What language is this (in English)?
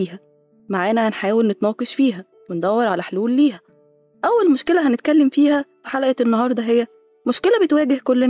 Arabic